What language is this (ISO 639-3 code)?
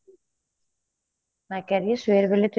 pan